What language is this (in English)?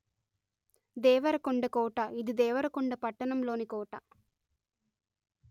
Telugu